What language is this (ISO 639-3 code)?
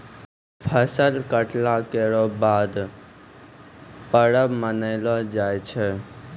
mai